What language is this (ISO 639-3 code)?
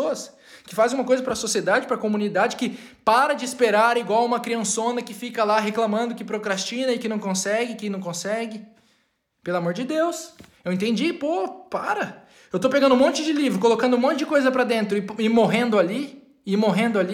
por